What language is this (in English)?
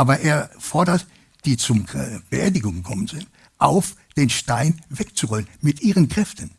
German